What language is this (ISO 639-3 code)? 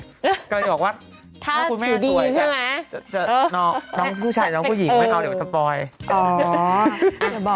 tha